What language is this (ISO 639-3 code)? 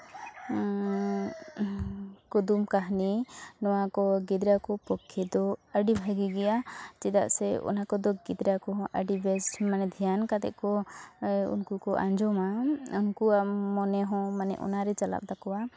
sat